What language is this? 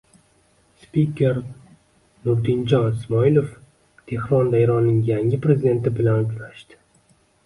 Uzbek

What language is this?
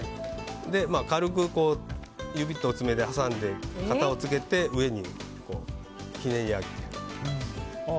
Japanese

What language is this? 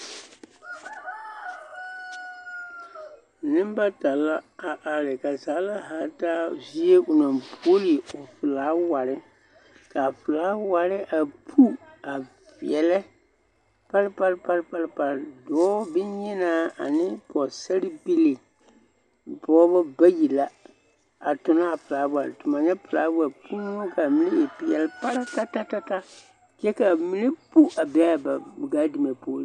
Southern Dagaare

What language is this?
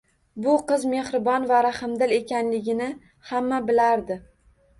Uzbek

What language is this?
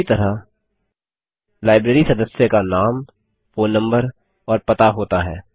Hindi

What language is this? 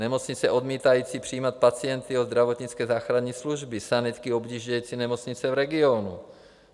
Czech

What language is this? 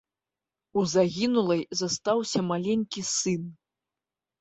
Belarusian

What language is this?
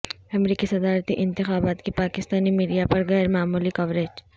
Urdu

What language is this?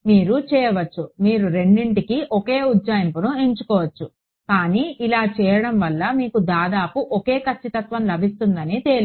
Telugu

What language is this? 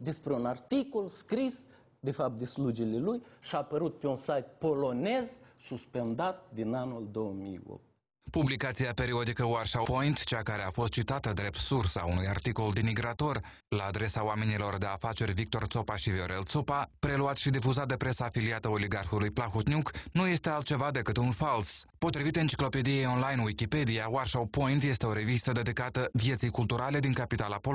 Romanian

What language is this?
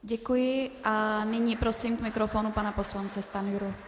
Czech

